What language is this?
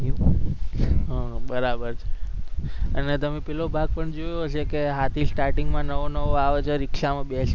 Gujarati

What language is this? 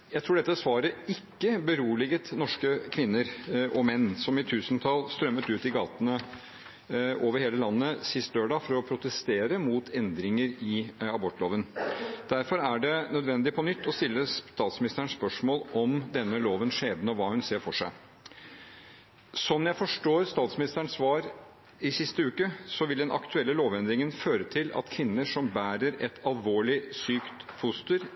Norwegian Bokmål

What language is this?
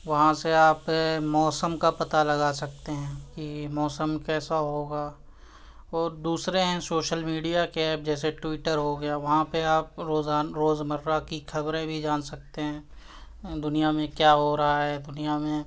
Urdu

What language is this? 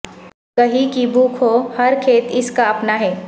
Urdu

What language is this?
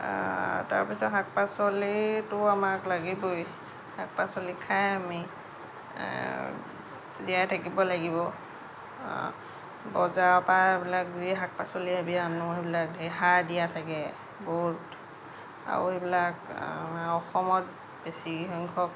Assamese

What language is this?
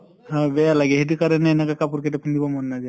Assamese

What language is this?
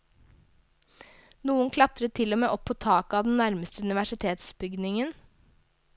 Norwegian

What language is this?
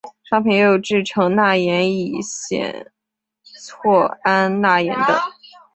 Chinese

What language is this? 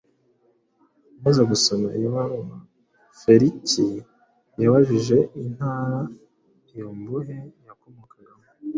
Kinyarwanda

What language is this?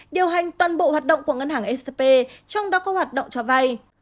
Vietnamese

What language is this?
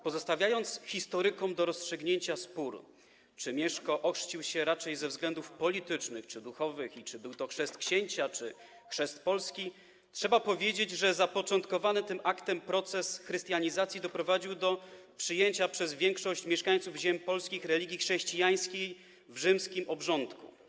Polish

